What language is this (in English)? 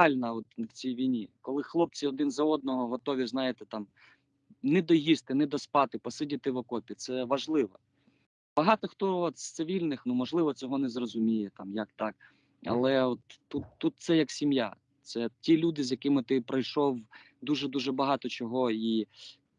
Ukrainian